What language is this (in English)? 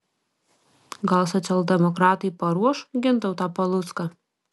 Lithuanian